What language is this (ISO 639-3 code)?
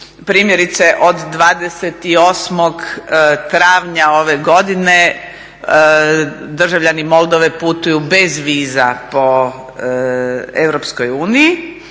hrv